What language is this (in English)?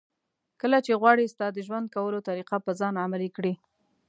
Pashto